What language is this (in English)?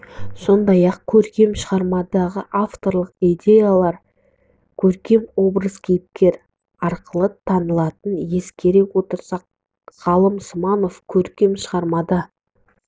Kazakh